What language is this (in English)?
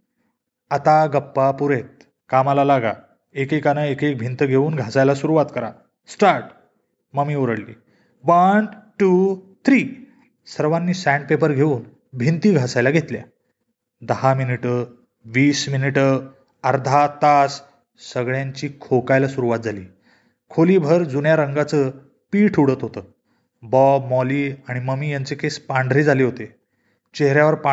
Marathi